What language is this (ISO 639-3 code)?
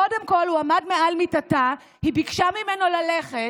heb